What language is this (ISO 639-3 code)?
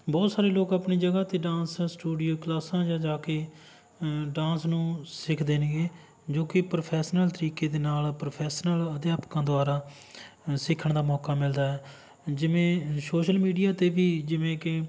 pan